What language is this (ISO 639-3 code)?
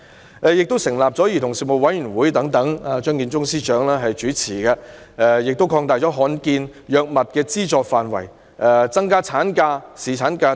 yue